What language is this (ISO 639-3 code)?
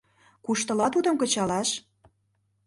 chm